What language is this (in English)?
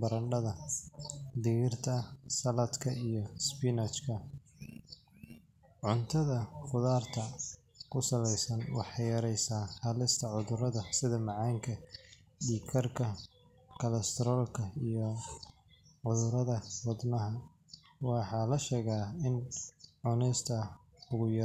Somali